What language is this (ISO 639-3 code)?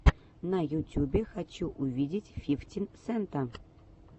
rus